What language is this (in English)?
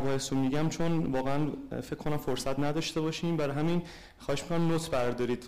Persian